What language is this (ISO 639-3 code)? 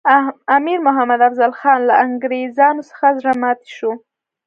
pus